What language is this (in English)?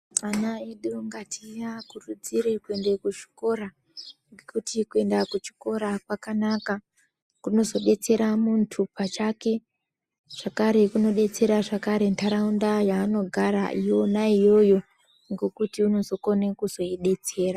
Ndau